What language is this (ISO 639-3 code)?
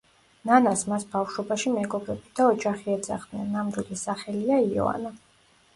kat